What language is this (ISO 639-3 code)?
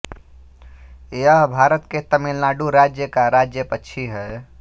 hin